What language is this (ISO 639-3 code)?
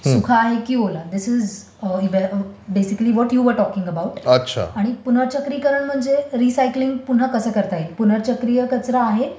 mar